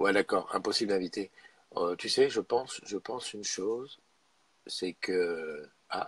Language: French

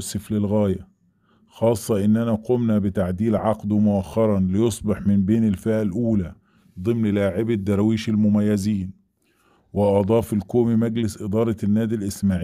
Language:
Arabic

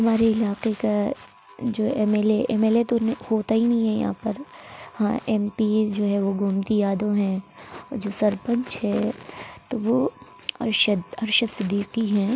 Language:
Urdu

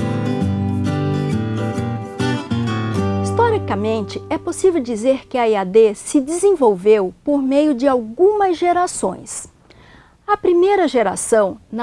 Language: Portuguese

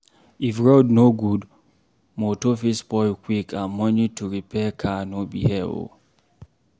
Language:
Nigerian Pidgin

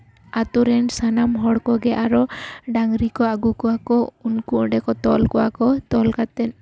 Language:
Santali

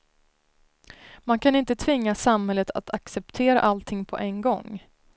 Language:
Swedish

